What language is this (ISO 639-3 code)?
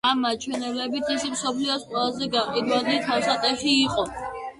kat